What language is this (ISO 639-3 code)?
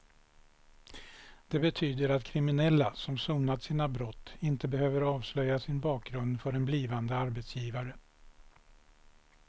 swe